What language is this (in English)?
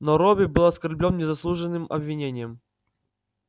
Russian